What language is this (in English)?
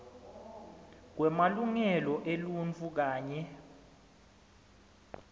Swati